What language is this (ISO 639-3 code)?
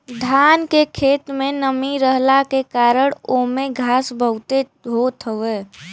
bho